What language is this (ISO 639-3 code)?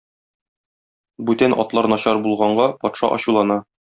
tat